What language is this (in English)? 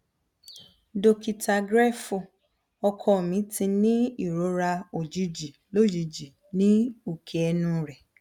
Yoruba